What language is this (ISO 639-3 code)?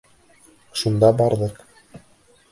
bak